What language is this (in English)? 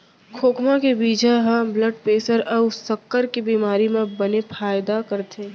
Chhattisgarhi